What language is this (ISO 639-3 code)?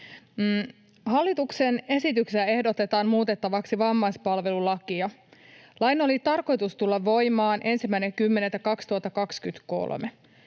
fin